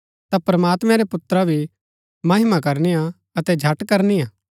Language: Gaddi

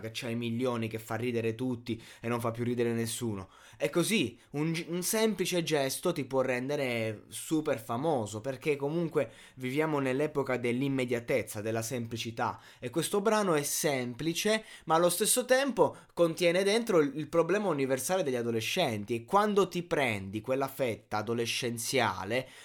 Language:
Italian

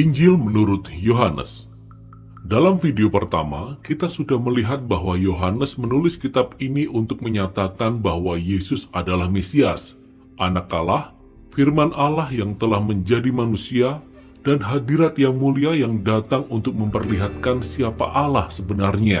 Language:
Indonesian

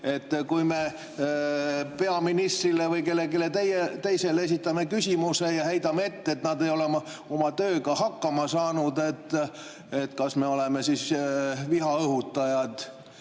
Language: Estonian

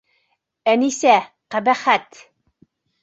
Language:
Bashkir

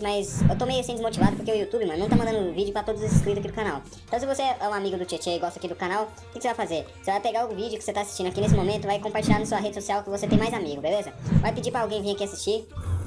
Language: Portuguese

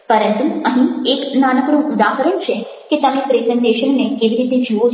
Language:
Gujarati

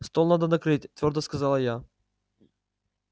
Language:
Russian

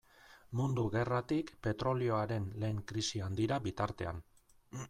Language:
Basque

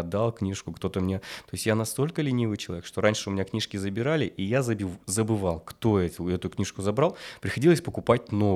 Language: Russian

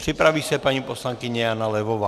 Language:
Czech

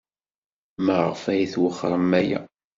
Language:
Kabyle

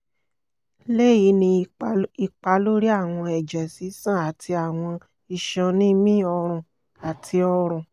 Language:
Yoruba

